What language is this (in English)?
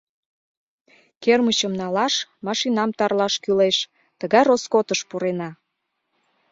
Mari